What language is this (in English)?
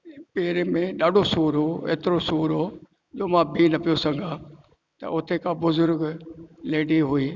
Sindhi